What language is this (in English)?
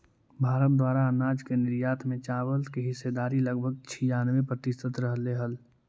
Magahi